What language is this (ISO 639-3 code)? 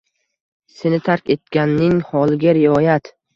uzb